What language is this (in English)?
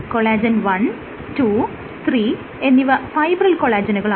Malayalam